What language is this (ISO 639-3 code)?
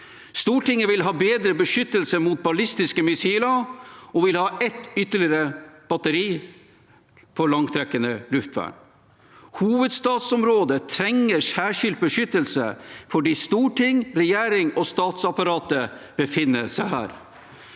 nor